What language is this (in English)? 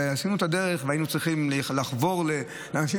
Hebrew